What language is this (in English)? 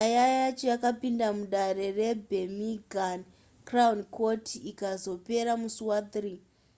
Shona